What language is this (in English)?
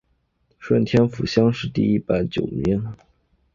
Chinese